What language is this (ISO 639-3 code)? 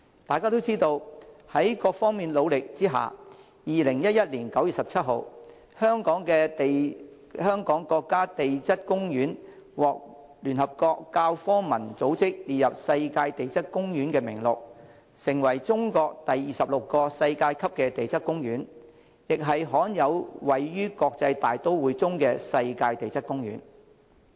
yue